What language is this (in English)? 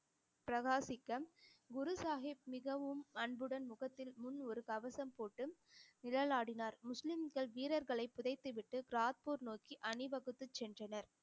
Tamil